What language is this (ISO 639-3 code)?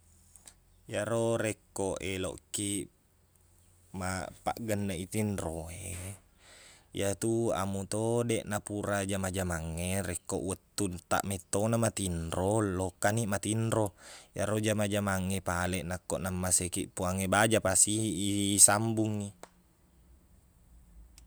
bug